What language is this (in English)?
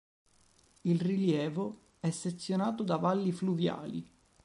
Italian